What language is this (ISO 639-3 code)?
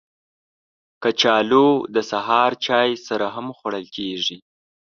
pus